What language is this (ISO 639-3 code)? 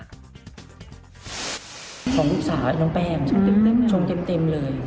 tha